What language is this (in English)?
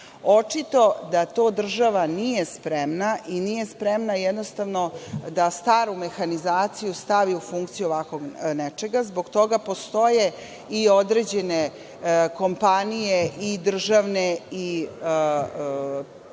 Serbian